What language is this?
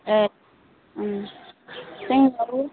Bodo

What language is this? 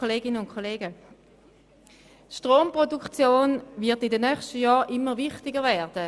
Swiss German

